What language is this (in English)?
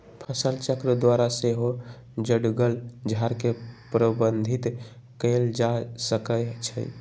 Magahi